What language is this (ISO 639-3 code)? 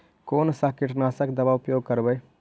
mag